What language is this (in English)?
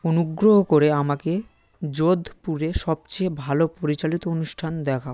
Bangla